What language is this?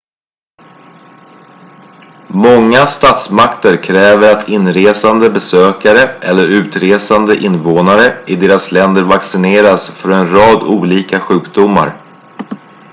Swedish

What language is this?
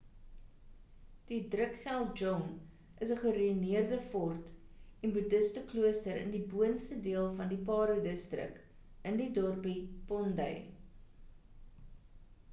Afrikaans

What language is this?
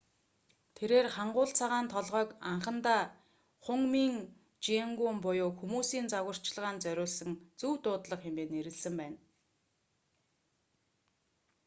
Mongolian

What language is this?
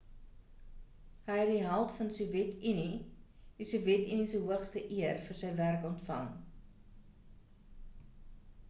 Afrikaans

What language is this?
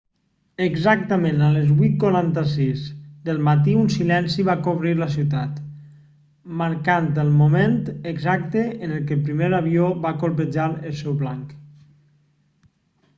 Catalan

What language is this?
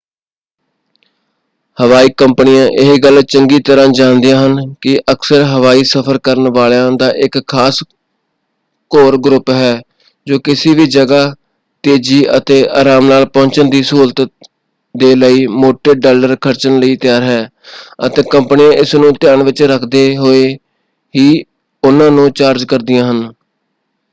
Punjabi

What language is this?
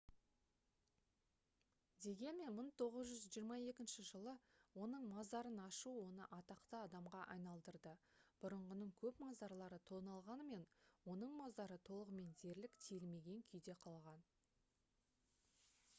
Kazakh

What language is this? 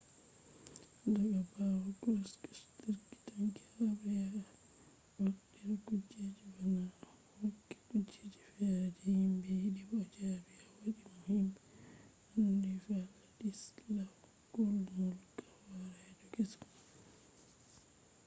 Fula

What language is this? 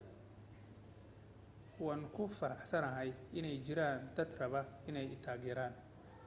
Somali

